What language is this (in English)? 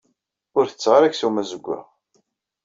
Kabyle